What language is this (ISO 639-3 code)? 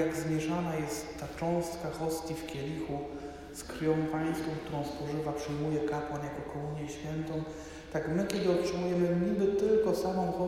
pol